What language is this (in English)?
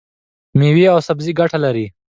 Pashto